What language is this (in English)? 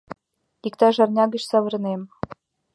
Mari